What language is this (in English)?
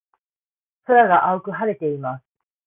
Japanese